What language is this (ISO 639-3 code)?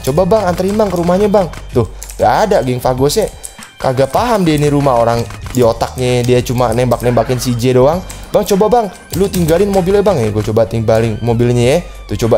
ind